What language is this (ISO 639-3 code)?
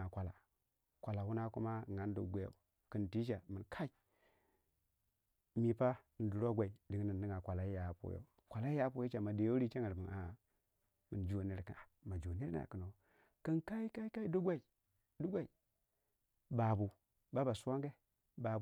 wja